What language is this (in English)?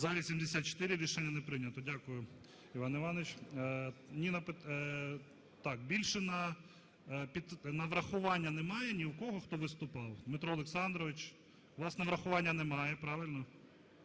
Ukrainian